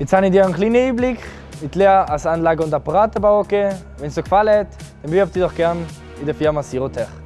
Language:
German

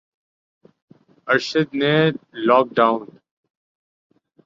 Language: Urdu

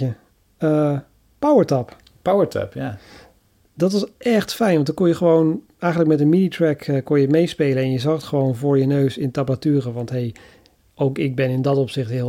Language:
Dutch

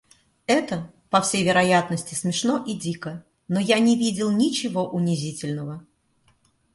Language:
Russian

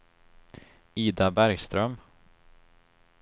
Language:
Swedish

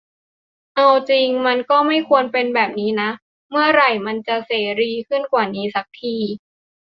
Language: Thai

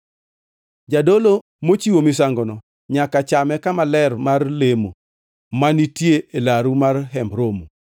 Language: Luo (Kenya and Tanzania)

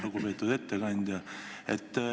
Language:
Estonian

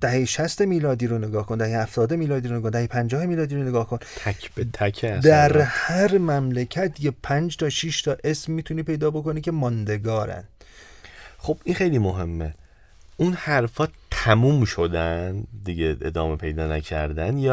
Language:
Persian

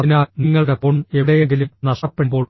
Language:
Malayalam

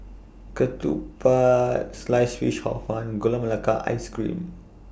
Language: English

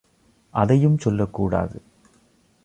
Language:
Tamil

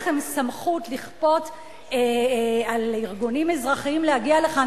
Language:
Hebrew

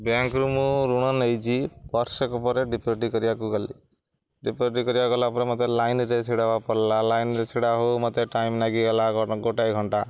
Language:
Odia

